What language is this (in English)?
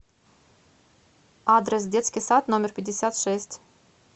Russian